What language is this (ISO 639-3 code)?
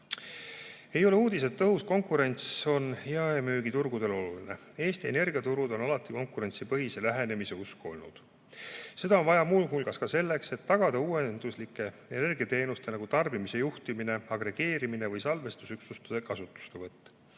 est